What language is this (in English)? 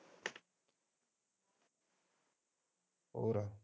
Punjabi